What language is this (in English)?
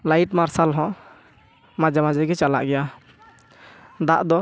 Santali